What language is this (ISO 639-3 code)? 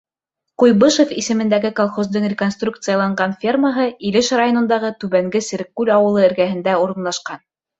bak